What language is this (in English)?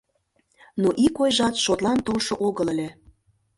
Mari